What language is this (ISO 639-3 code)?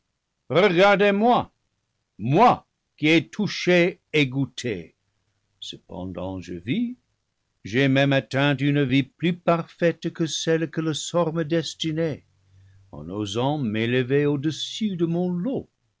fra